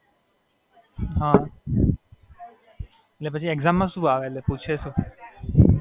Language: Gujarati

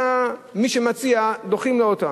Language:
Hebrew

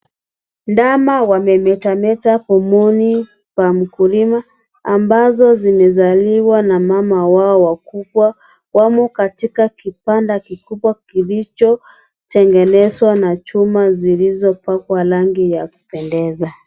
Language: Swahili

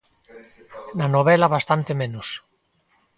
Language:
Galician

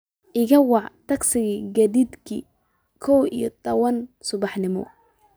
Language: Somali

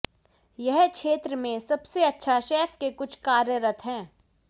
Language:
Hindi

